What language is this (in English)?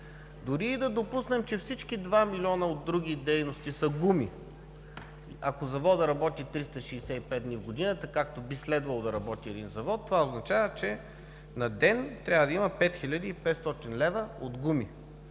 Bulgarian